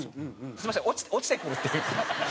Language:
Japanese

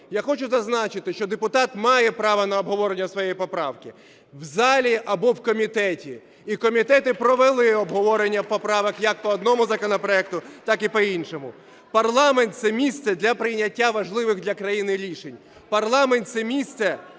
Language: Ukrainian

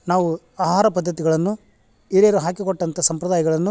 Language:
Kannada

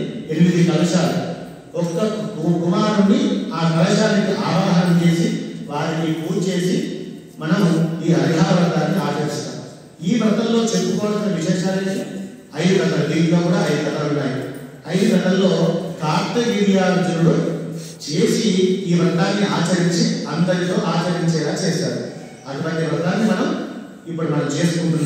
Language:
Arabic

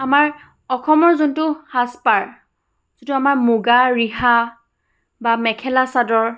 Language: Assamese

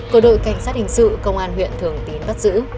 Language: Vietnamese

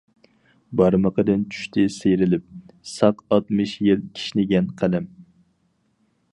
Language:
Uyghur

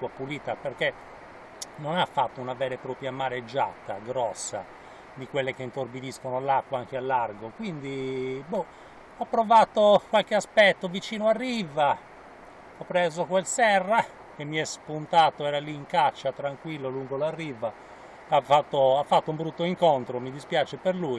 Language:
Italian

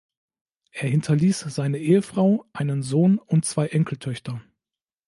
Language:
German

